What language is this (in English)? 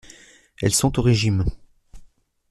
French